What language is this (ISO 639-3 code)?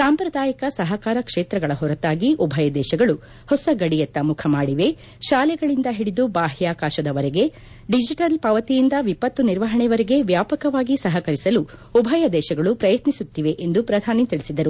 kan